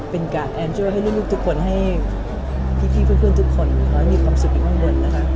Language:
Thai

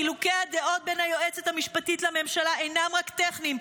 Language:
Hebrew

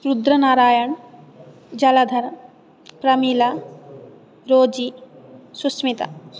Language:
Sanskrit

